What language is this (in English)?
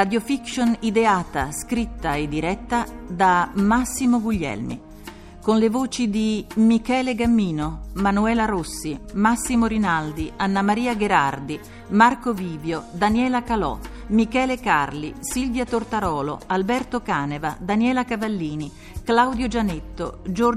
Italian